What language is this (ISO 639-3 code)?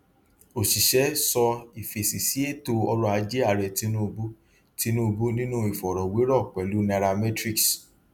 yor